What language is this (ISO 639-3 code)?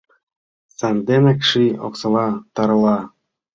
chm